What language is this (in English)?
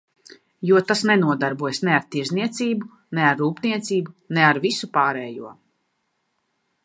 Latvian